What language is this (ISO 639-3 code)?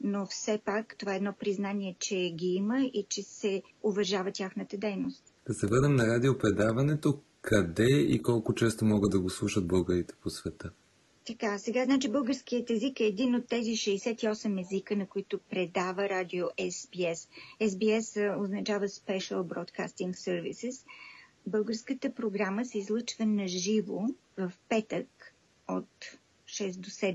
bul